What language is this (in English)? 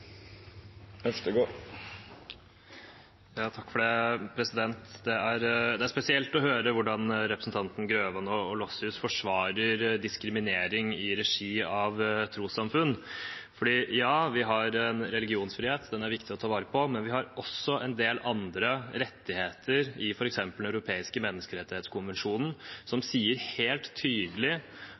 Norwegian